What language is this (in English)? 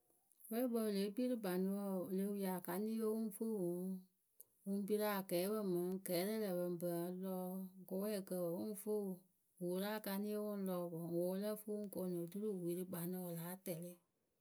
Akebu